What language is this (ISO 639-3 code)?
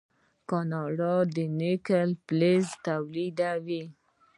pus